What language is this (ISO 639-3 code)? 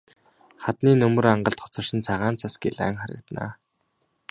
mon